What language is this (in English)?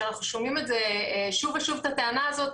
Hebrew